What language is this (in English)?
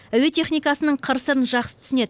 Kazakh